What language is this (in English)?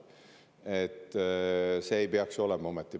Estonian